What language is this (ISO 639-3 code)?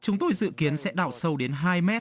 vie